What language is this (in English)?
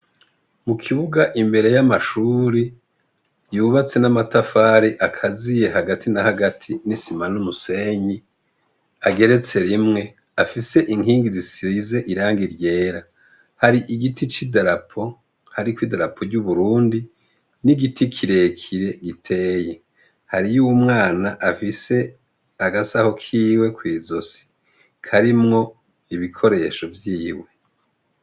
Rundi